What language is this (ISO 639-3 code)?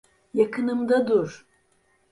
tur